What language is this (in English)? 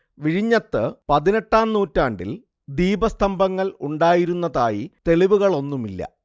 Malayalam